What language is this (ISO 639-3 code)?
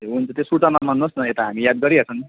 nep